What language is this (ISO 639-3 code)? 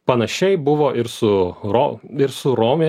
lit